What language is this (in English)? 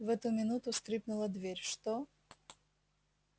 Russian